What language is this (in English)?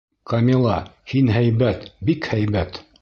Bashkir